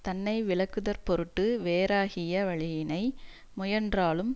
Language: Tamil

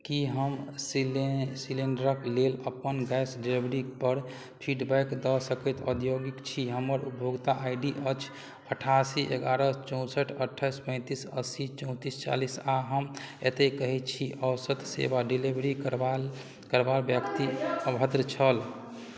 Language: Maithili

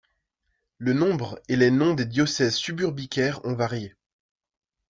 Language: French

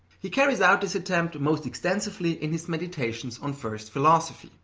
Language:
English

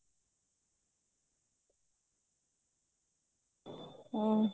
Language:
Odia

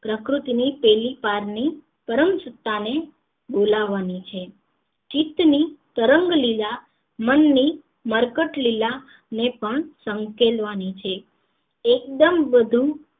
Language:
Gujarati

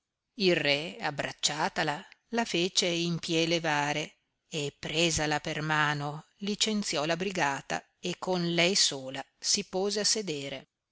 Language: Italian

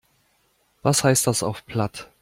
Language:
German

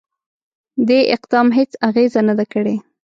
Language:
Pashto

